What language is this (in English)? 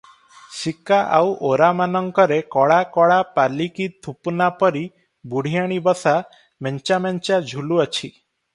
Odia